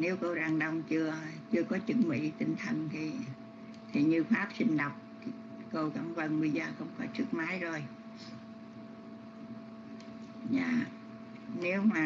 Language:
Vietnamese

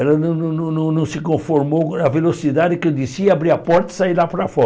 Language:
Portuguese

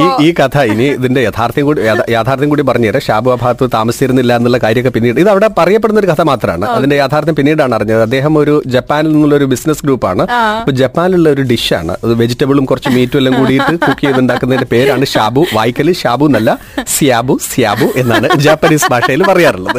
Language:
Malayalam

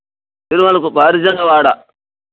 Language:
Telugu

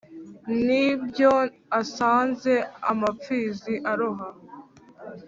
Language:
Kinyarwanda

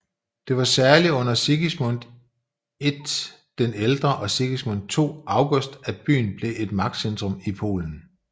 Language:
Danish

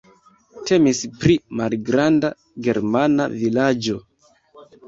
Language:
Esperanto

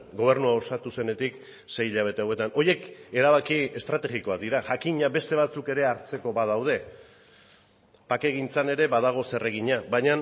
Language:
Basque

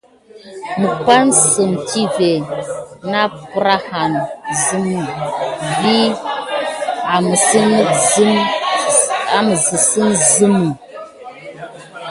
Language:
Gidar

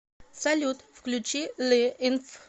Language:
Russian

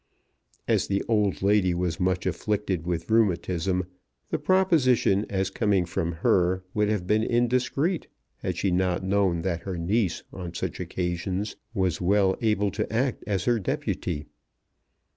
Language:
English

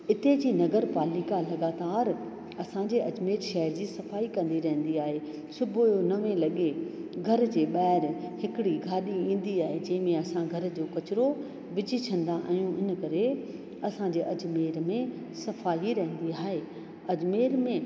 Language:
Sindhi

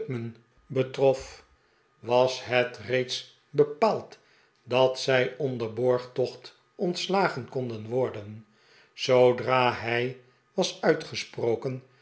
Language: Dutch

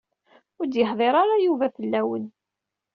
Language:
Kabyle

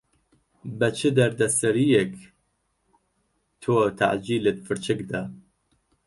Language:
Central Kurdish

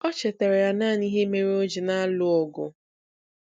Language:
Igbo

